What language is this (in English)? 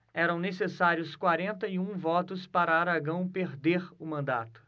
Portuguese